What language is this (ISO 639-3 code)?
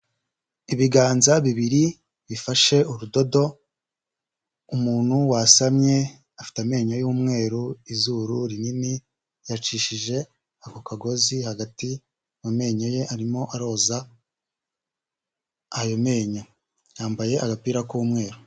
kin